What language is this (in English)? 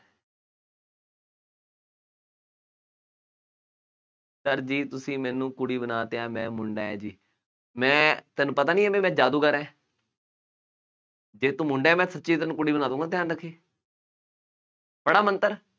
Punjabi